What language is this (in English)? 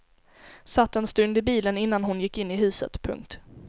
Swedish